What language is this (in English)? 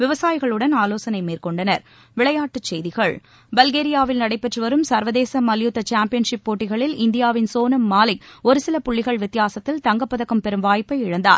Tamil